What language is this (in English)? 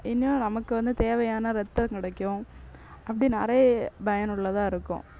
Tamil